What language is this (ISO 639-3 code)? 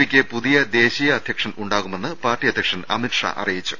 mal